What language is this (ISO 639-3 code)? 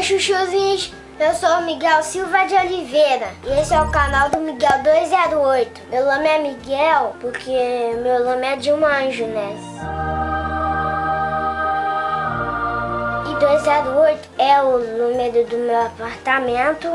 por